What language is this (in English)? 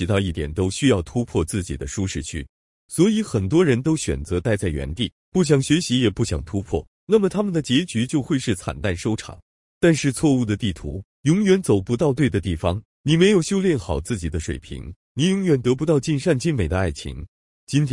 Chinese